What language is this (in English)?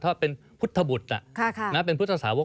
Thai